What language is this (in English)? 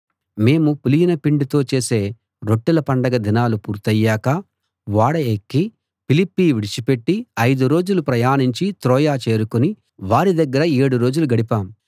Telugu